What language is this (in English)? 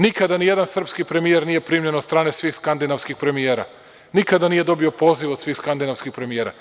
Serbian